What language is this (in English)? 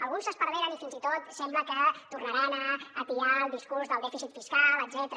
Catalan